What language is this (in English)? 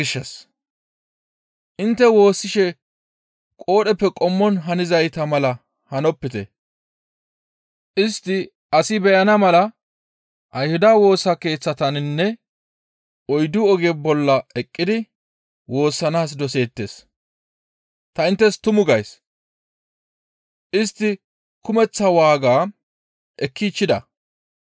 Gamo